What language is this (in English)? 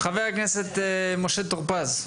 Hebrew